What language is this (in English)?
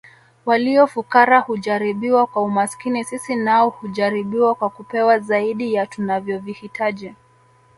Swahili